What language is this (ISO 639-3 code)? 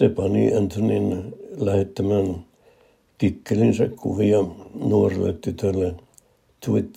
fin